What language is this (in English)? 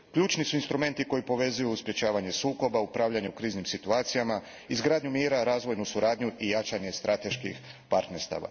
Croatian